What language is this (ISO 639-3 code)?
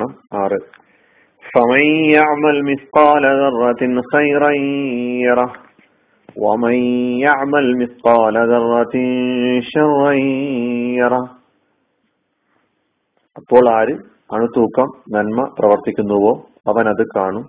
mal